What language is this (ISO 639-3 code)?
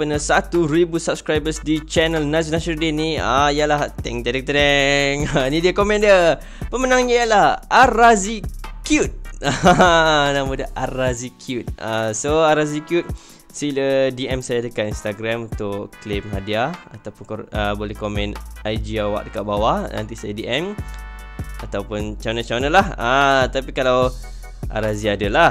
msa